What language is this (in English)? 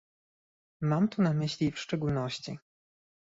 Polish